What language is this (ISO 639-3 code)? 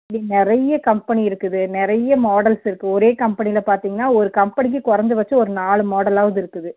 tam